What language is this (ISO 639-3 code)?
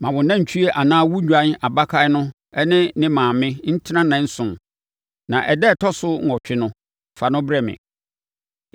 aka